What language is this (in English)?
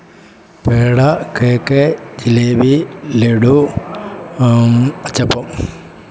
Malayalam